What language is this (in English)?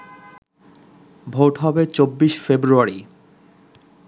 Bangla